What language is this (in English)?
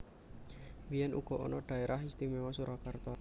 Javanese